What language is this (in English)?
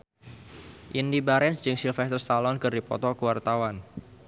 Sundanese